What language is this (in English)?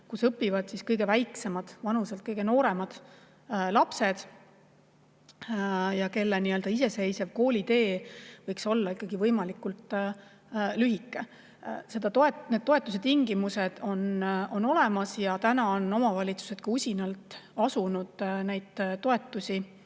Estonian